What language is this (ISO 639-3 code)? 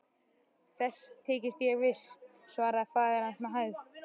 isl